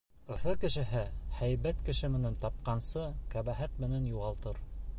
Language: Bashkir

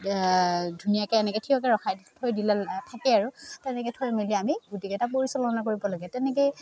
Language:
Assamese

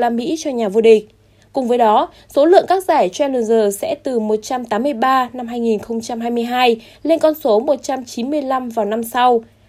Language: Vietnamese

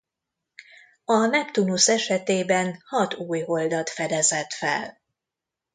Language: Hungarian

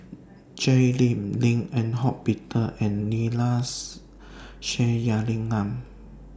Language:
English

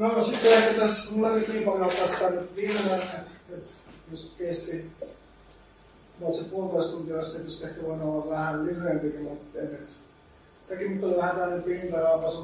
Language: Finnish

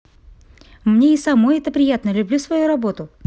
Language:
Russian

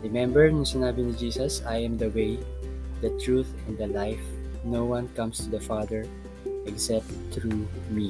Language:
Filipino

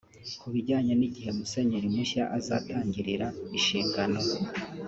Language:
Kinyarwanda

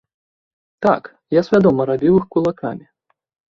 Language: Belarusian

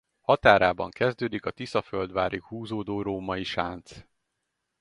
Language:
Hungarian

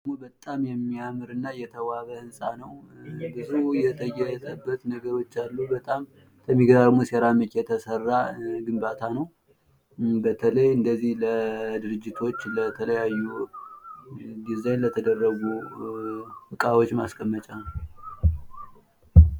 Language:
Amharic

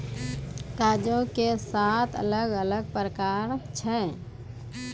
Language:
Maithili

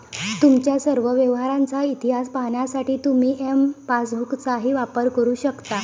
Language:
Marathi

